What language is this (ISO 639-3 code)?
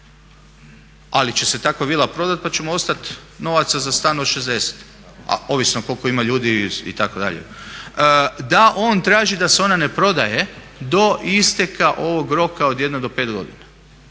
hrv